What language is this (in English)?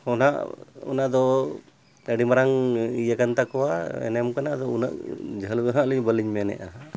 Santali